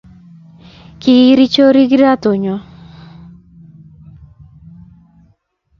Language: Kalenjin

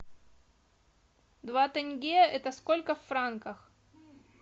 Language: Russian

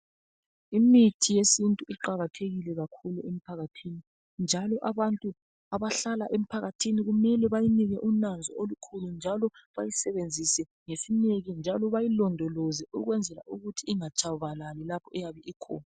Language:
North Ndebele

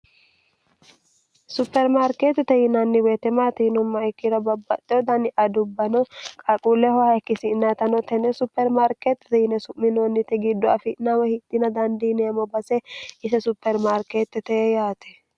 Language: Sidamo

